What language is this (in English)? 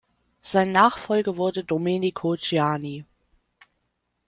German